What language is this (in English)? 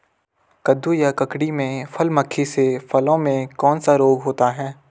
Hindi